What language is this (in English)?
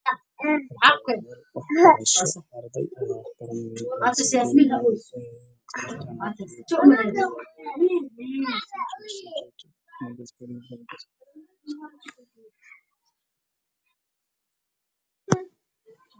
Somali